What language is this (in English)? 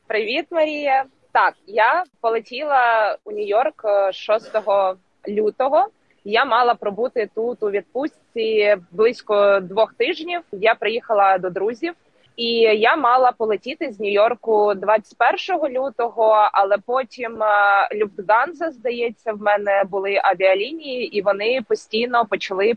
Ukrainian